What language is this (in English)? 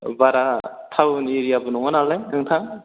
Bodo